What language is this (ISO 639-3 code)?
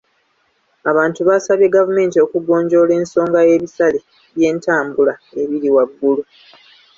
lug